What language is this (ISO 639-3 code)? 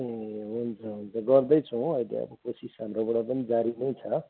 nep